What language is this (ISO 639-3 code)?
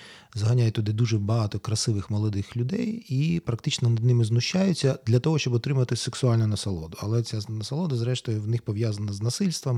ukr